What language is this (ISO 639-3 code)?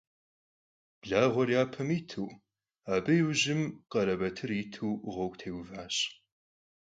kbd